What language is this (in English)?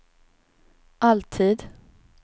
Swedish